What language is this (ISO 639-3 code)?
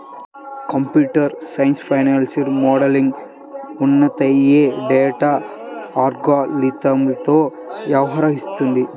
tel